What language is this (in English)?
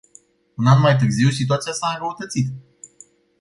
Romanian